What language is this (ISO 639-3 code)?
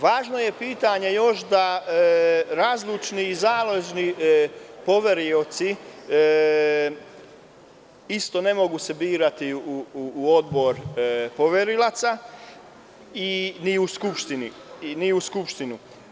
srp